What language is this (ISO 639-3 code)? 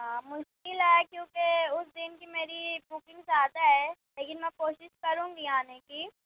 urd